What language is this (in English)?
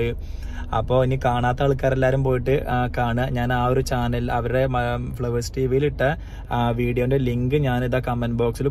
Romanian